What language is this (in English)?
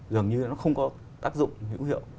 Vietnamese